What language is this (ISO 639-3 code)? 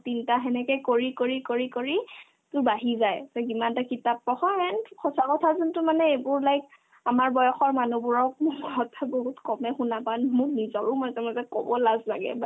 asm